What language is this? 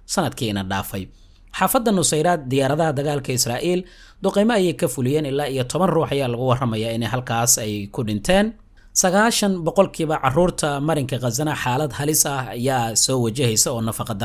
Arabic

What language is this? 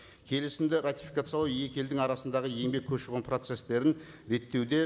Kazakh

